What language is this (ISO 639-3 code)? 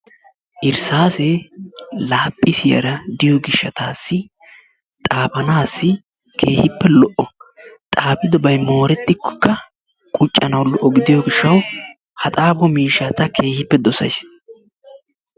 wal